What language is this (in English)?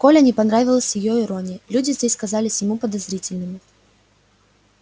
Russian